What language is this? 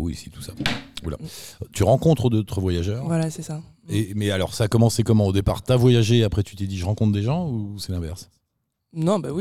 French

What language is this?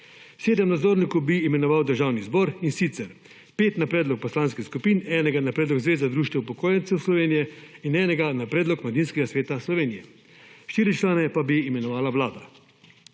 Slovenian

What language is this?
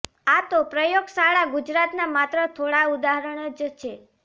Gujarati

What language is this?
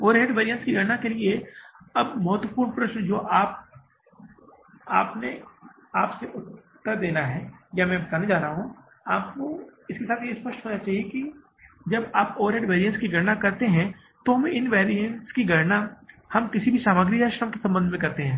Hindi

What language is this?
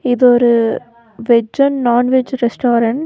Tamil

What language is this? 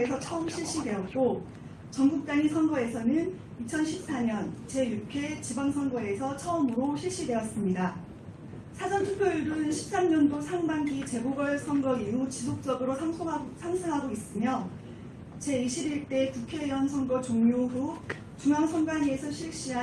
Korean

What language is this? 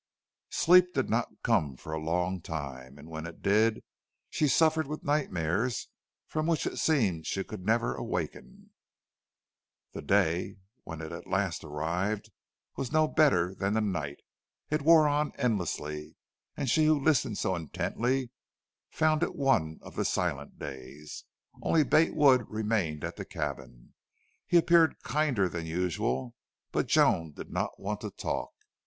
English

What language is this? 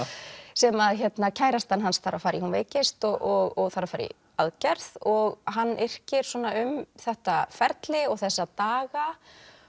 Icelandic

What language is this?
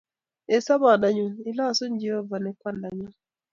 Kalenjin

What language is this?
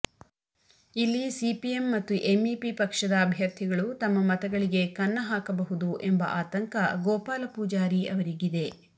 Kannada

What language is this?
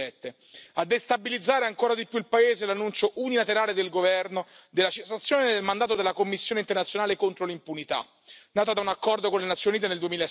Italian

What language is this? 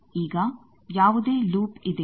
Kannada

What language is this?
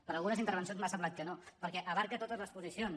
Catalan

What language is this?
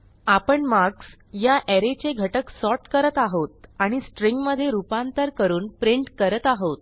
Marathi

